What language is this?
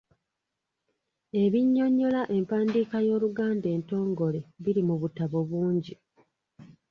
Ganda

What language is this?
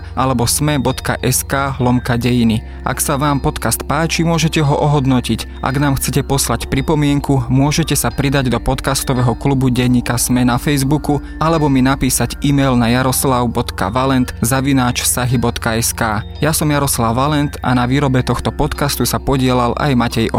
Slovak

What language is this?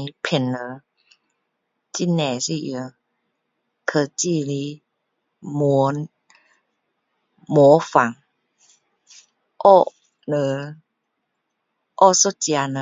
Min Dong Chinese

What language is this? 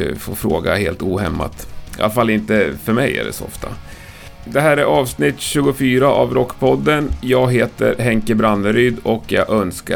Swedish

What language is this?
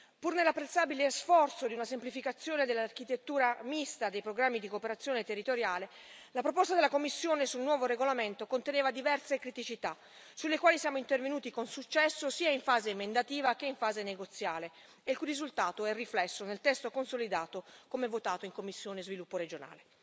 Italian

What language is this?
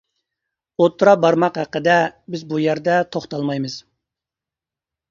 Uyghur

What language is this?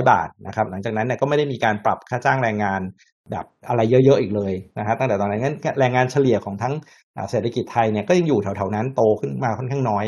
Thai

